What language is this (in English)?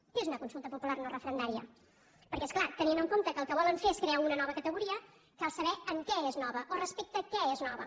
Catalan